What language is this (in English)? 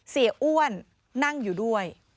Thai